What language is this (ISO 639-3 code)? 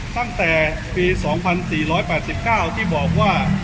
tha